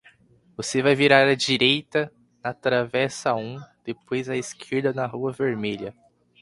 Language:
Portuguese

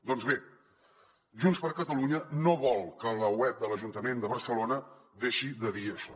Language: Catalan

